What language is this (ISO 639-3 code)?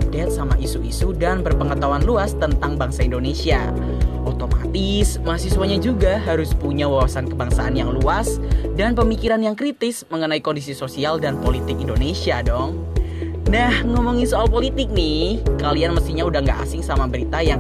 ind